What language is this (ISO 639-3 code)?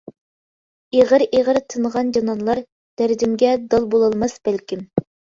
uig